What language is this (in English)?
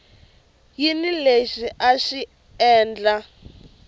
Tsonga